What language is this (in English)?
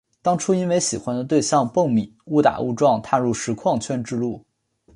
Chinese